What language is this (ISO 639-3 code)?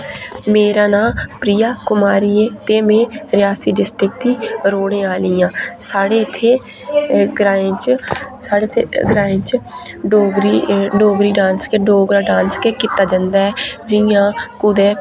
doi